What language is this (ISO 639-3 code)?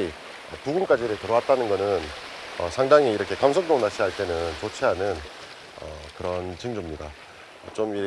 kor